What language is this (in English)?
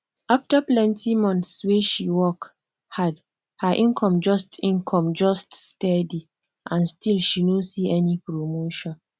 Nigerian Pidgin